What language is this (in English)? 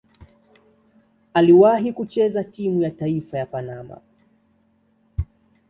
Swahili